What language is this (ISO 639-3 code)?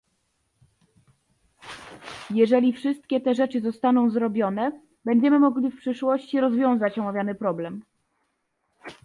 pol